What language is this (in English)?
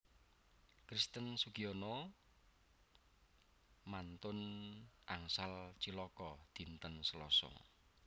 Javanese